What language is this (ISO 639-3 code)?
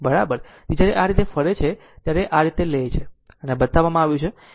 guj